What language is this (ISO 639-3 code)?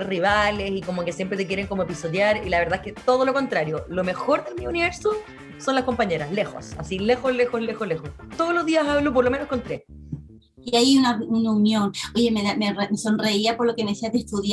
spa